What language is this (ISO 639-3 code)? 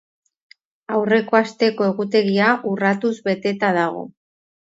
eus